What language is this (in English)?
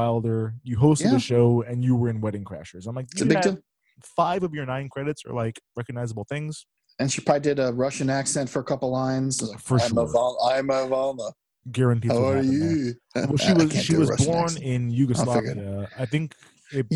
English